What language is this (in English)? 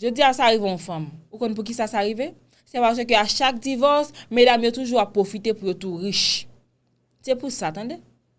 French